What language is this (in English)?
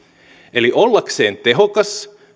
Finnish